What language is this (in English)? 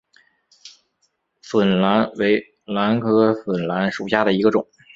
Chinese